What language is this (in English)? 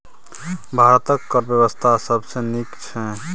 Maithili